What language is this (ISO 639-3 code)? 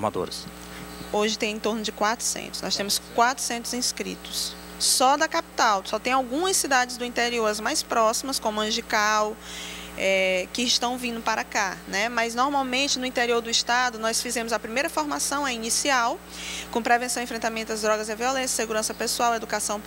por